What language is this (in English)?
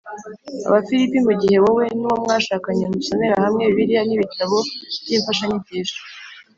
Kinyarwanda